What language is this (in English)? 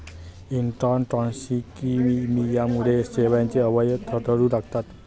Marathi